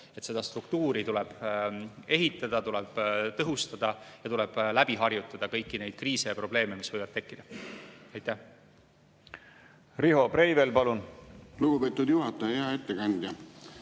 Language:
Estonian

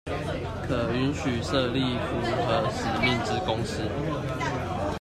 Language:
Chinese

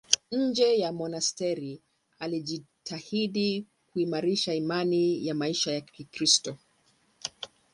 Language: Swahili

